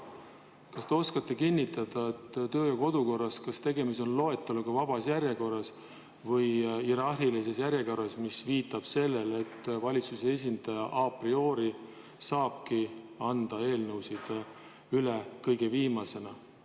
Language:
Estonian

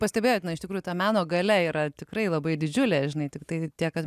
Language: Lithuanian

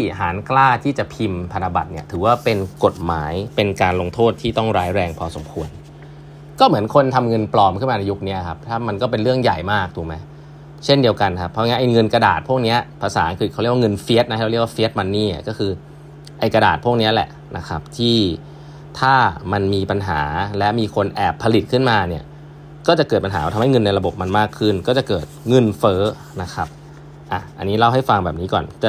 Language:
Thai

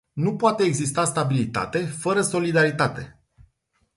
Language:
Romanian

